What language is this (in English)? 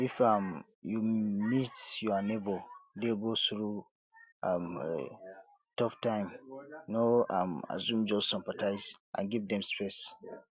Nigerian Pidgin